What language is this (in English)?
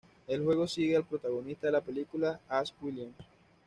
Spanish